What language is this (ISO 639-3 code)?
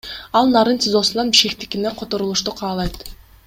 kir